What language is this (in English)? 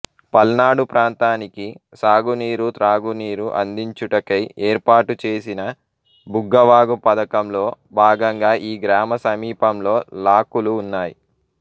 Telugu